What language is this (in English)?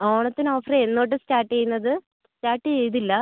Malayalam